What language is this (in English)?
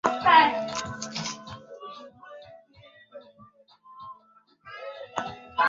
Swahili